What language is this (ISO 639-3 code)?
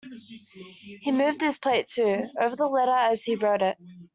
eng